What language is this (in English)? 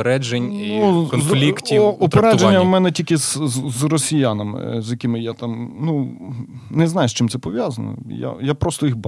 Ukrainian